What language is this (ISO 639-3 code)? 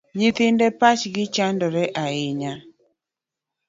luo